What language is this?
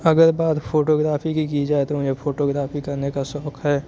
Urdu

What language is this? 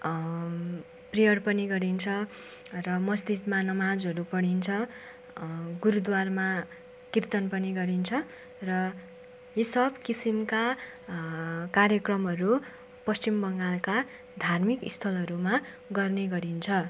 Nepali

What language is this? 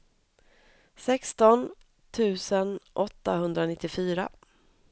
Swedish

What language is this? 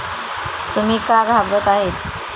Marathi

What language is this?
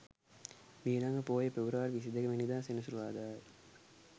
Sinhala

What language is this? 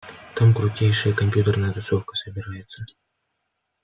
Russian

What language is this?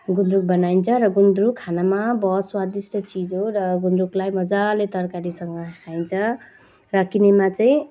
Nepali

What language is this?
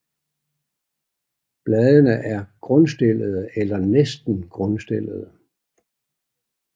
Danish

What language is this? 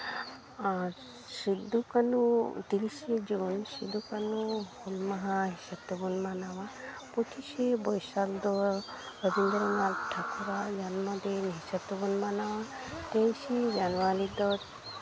Santali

